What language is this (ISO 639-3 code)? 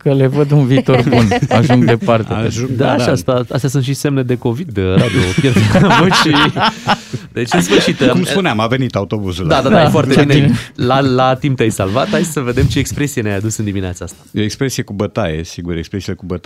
ron